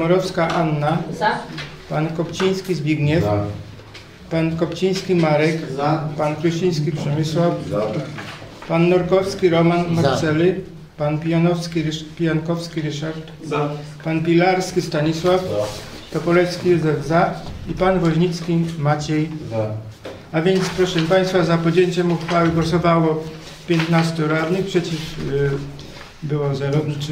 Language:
Polish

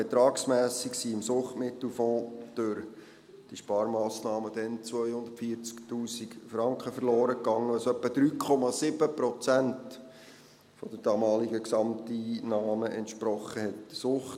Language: Swiss German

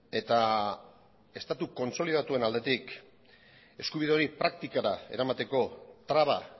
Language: Basque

